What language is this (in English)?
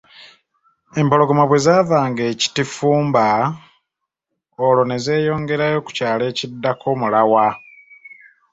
Ganda